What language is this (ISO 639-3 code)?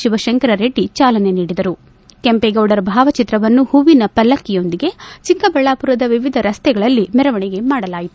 kan